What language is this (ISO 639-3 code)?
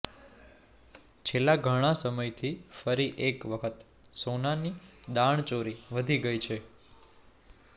guj